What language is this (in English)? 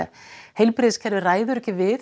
Icelandic